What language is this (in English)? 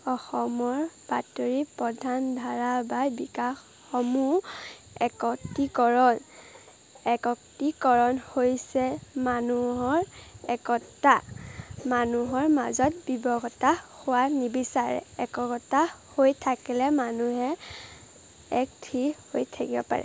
Assamese